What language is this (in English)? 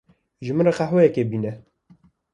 Kurdish